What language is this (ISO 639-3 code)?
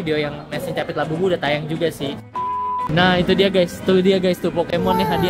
ind